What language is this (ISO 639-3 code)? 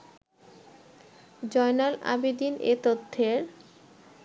ben